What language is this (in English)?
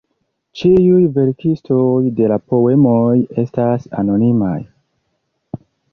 Esperanto